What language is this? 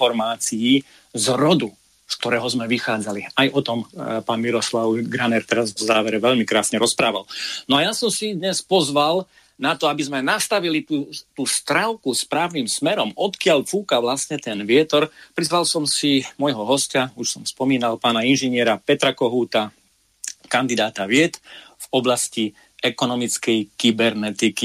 Slovak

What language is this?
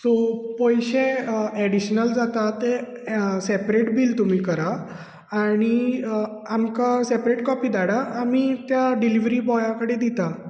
Konkani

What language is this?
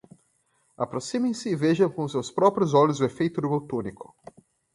Portuguese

